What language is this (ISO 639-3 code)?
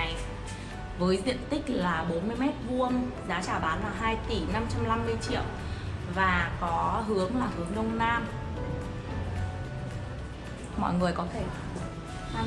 vie